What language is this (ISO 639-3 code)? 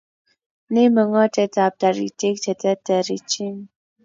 kln